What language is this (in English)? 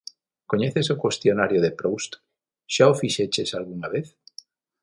Galician